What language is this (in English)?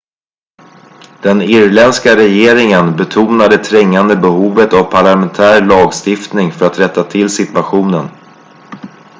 Swedish